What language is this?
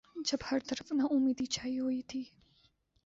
Urdu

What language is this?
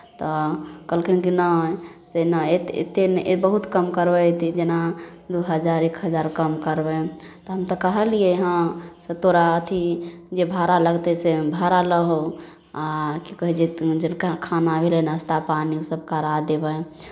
Maithili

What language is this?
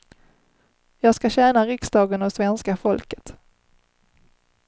Swedish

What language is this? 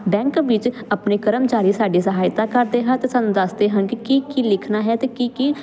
Punjabi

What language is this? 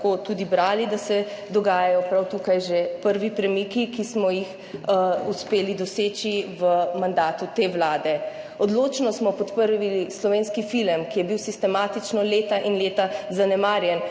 Slovenian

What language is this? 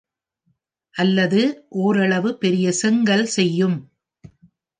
Tamil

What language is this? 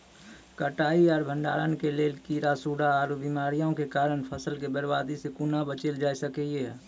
Maithili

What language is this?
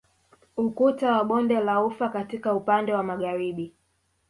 Swahili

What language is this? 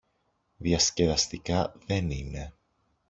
Greek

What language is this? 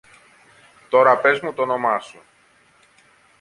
Greek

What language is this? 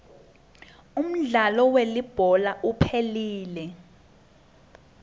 Swati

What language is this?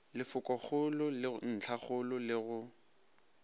Northern Sotho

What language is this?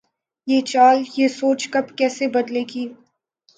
Urdu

